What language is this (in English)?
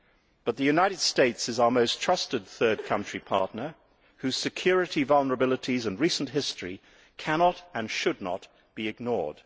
English